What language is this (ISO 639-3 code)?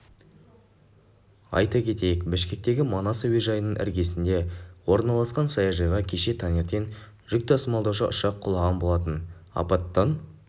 kaz